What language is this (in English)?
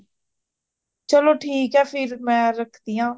Punjabi